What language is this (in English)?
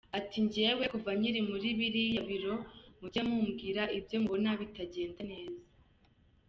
Kinyarwanda